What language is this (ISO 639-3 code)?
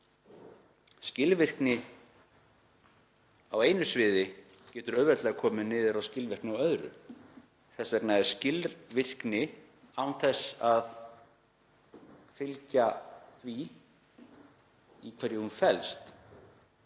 isl